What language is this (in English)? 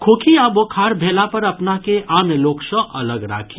Maithili